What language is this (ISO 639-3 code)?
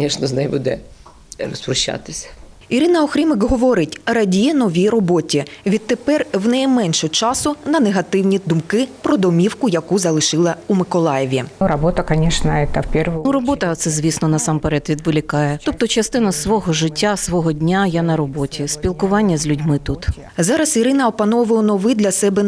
ukr